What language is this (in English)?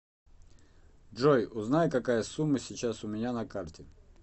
Russian